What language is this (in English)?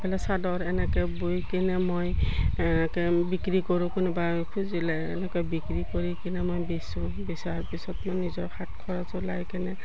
Assamese